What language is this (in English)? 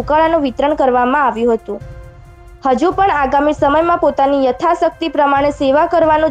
Hindi